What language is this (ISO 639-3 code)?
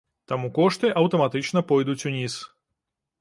bel